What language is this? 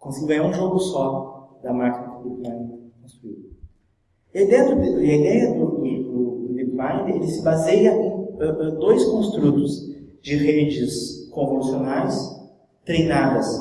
Portuguese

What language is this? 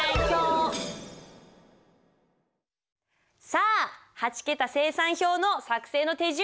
Japanese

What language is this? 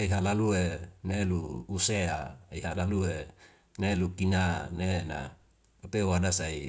Wemale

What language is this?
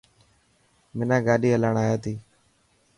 Dhatki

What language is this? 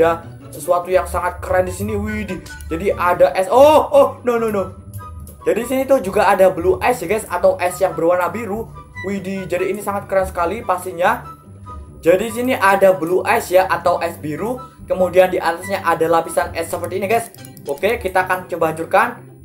Indonesian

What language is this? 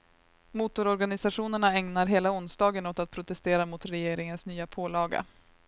Swedish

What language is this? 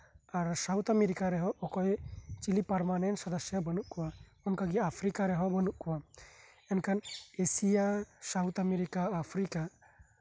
Santali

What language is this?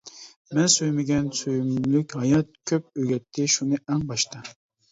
Uyghur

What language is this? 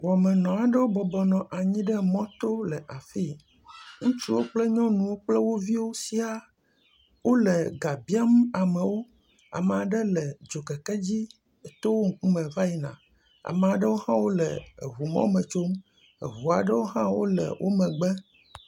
Ewe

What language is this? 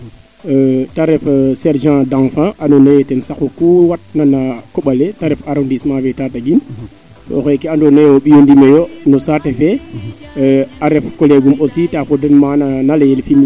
Serer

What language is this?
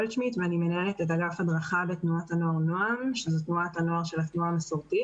Hebrew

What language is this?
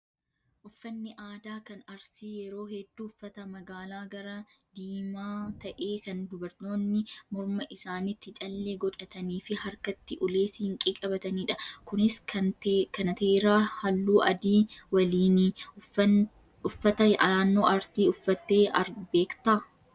Oromo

